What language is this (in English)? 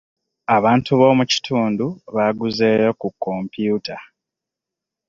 Ganda